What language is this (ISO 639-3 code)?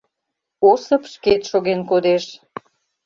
chm